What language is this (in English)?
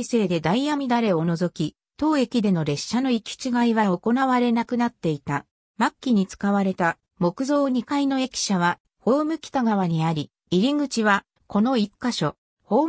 Japanese